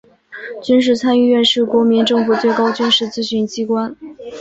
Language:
Chinese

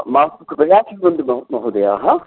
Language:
Sanskrit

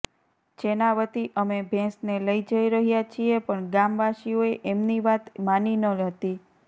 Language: Gujarati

